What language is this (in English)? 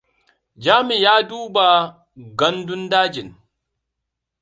Hausa